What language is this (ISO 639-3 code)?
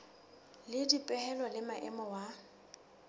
sot